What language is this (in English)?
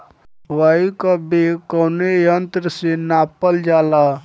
Bhojpuri